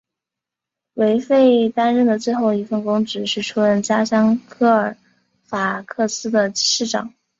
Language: Chinese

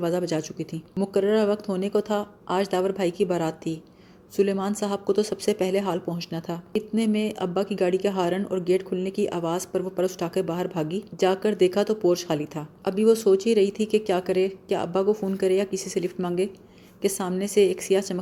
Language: Urdu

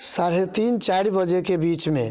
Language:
Maithili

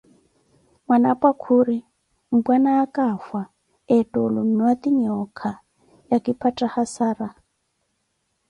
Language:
Koti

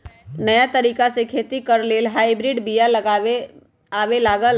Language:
Magahi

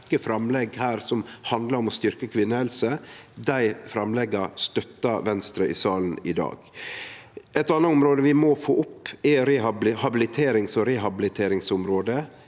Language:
Norwegian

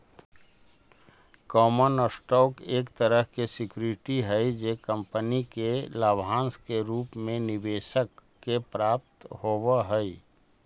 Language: Magahi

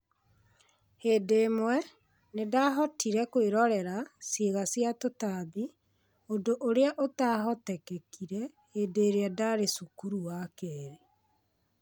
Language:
Kikuyu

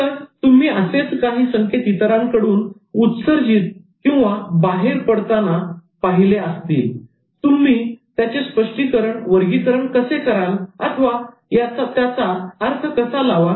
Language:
Marathi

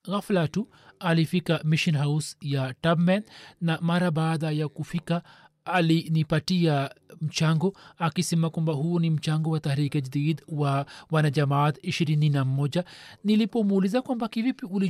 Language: Swahili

